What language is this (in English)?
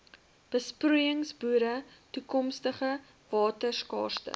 Afrikaans